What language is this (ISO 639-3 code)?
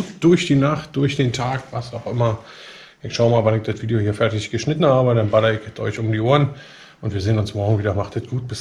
deu